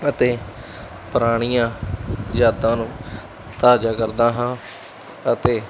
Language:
Punjabi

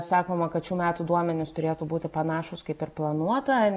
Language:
Lithuanian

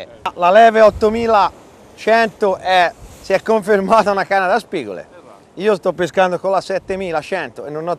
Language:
Italian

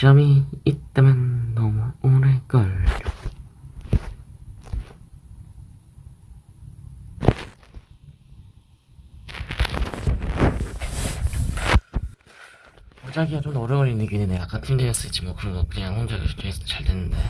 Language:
Korean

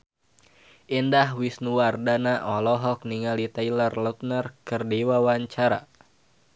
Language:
Sundanese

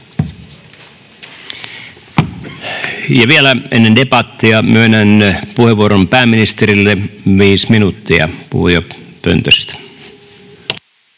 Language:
Finnish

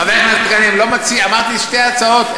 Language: Hebrew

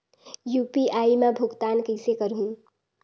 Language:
Chhattisgarhi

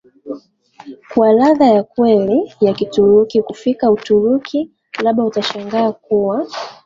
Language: Swahili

